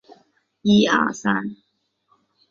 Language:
Chinese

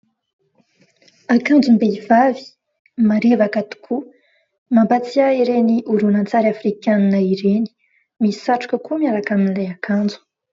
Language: Malagasy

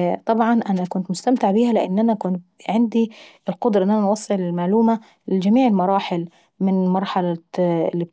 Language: Saidi Arabic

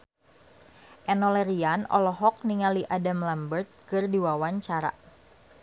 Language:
Sundanese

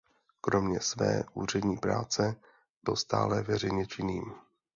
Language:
Czech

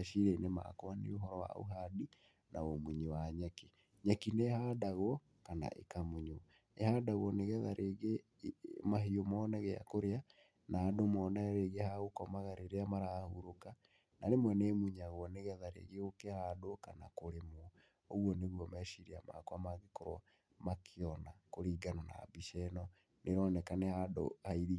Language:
Kikuyu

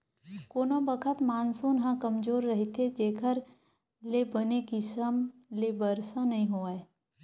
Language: Chhattisgarhi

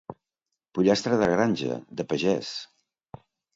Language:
Catalan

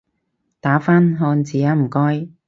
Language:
Cantonese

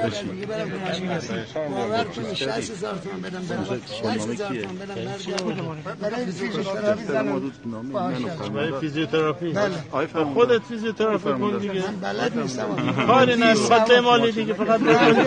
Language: Persian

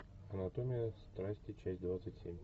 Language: Russian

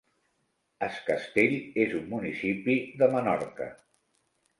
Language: Catalan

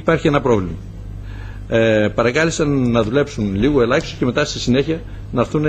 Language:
Greek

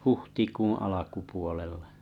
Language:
Finnish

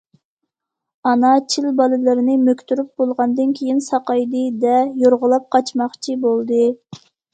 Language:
Uyghur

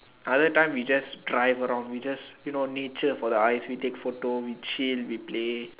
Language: English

